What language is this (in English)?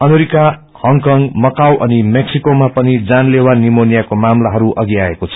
Nepali